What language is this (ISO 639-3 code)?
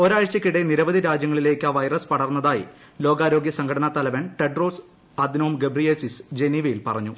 mal